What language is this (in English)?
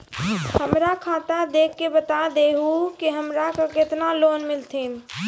Maithili